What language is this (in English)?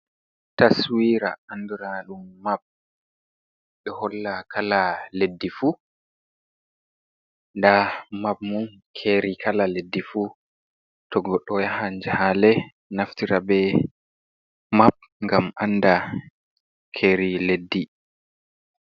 Fula